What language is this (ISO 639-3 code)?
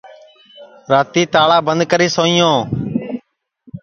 ssi